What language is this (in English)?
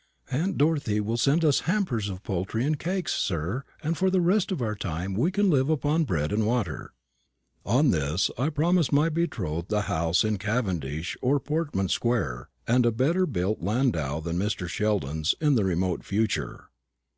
English